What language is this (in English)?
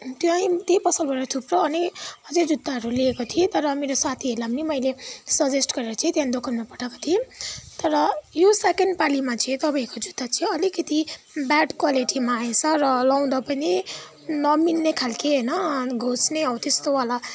Nepali